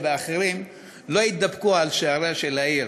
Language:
Hebrew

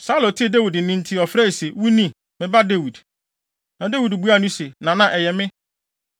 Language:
Akan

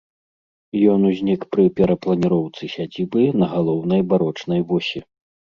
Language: Belarusian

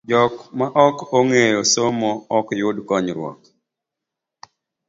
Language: Luo (Kenya and Tanzania)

